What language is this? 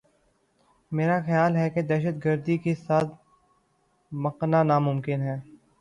Urdu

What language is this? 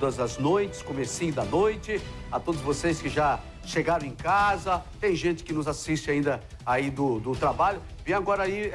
Portuguese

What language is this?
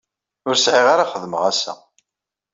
Kabyle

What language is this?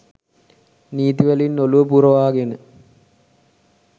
Sinhala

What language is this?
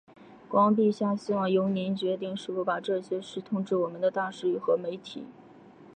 Chinese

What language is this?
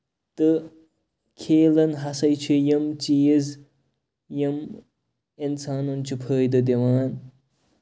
Kashmiri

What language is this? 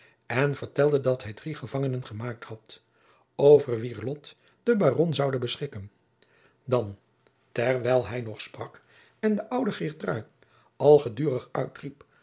Dutch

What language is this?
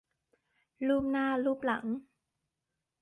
Thai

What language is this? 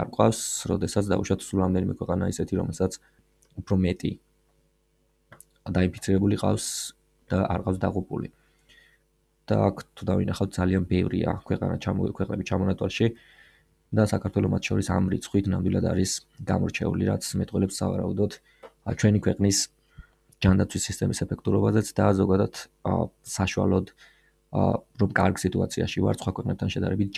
Romanian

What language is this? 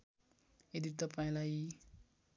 Nepali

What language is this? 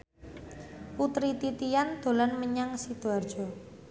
Javanese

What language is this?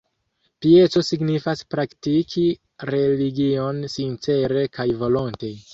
Esperanto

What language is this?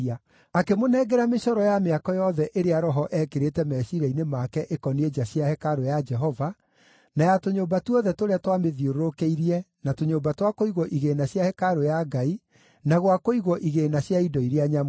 Kikuyu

